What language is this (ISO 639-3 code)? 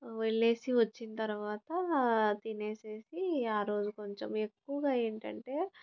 tel